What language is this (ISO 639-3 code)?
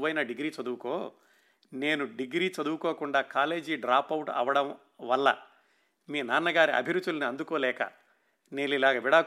tel